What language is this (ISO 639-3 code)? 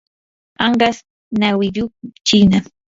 qur